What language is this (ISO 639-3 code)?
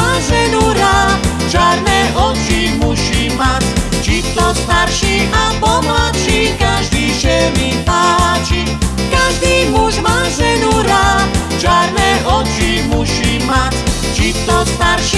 slk